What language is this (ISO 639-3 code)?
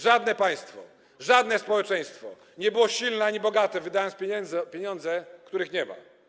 pol